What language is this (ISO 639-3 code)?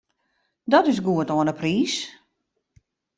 fry